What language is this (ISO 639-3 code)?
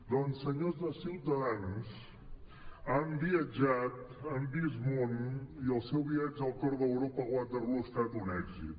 cat